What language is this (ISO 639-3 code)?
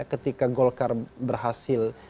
ind